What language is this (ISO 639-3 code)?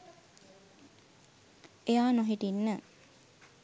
sin